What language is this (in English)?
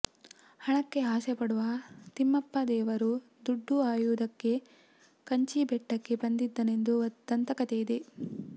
Kannada